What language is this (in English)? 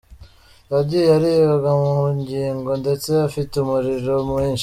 Kinyarwanda